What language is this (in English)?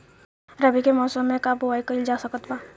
Bhojpuri